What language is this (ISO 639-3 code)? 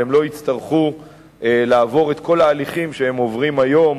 heb